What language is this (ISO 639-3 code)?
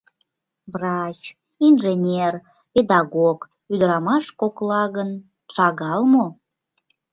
chm